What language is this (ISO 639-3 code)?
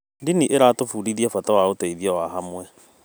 kik